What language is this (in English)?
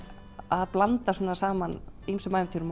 Icelandic